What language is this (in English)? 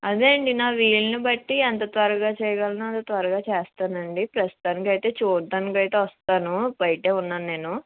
Telugu